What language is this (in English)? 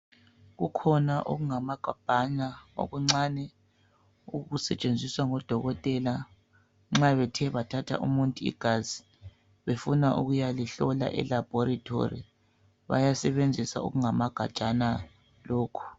North Ndebele